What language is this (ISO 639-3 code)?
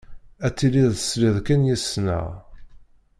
kab